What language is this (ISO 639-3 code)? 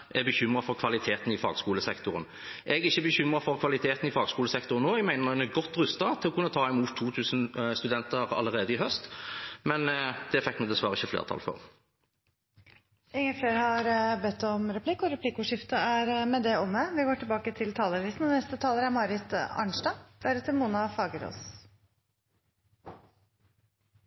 nor